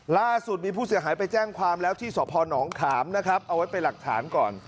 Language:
Thai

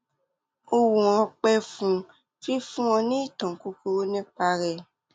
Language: Yoruba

